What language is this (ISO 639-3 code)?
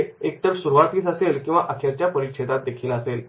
mar